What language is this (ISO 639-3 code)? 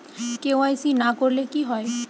ben